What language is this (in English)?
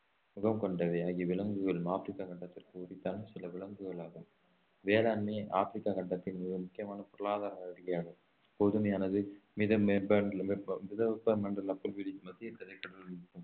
Tamil